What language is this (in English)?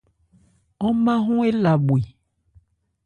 Ebrié